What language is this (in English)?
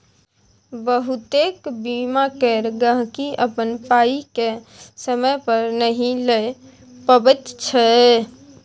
Maithili